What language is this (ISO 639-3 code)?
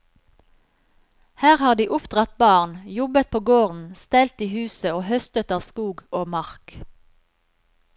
nor